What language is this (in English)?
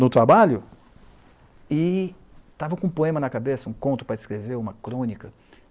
Portuguese